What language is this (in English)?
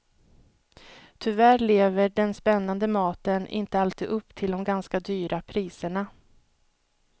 Swedish